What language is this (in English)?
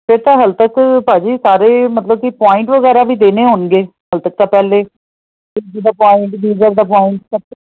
Punjabi